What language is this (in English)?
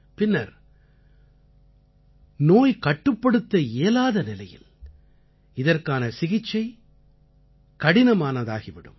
Tamil